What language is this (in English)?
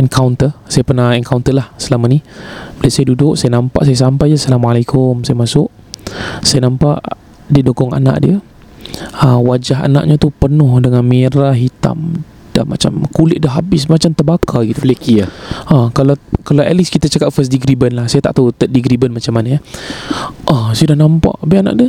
Malay